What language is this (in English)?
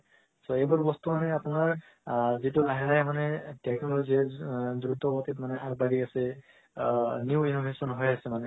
Assamese